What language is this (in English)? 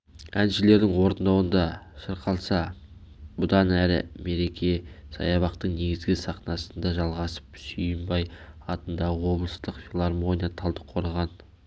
Kazakh